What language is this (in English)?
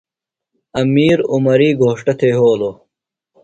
Phalura